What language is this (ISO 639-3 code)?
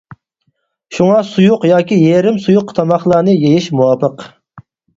uig